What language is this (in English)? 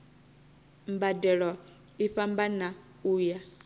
Venda